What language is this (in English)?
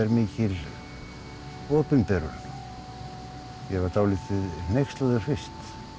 Icelandic